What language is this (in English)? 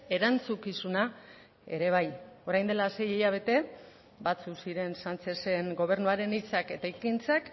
Basque